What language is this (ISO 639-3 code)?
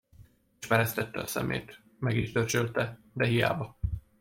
hun